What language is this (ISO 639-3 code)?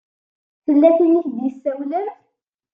kab